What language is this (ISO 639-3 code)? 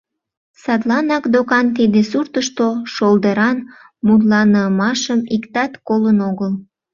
chm